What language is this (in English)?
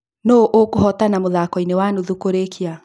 Kikuyu